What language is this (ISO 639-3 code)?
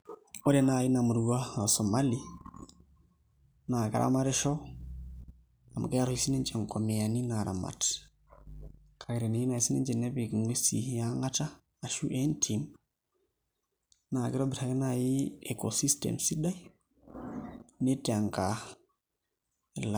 mas